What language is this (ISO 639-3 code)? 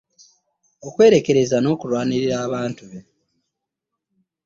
lug